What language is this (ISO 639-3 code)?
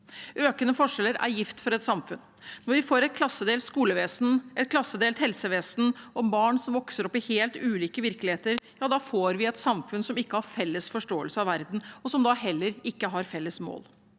nor